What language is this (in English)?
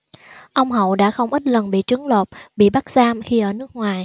Vietnamese